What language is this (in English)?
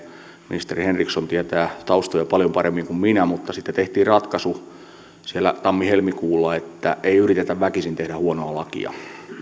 Finnish